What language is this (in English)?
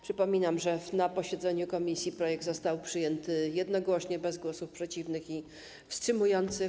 Polish